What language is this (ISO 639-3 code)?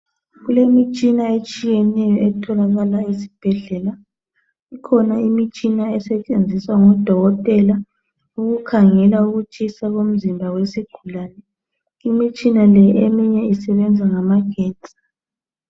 nde